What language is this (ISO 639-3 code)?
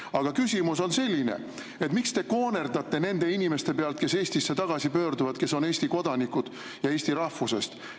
est